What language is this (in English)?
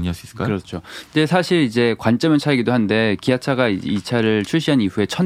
Korean